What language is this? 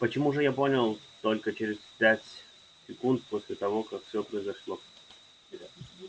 Russian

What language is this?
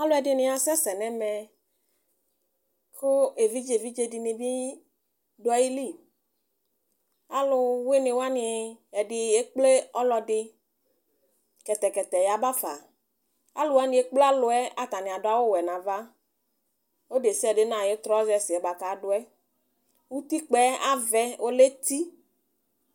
Ikposo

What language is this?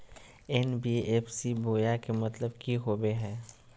Magahi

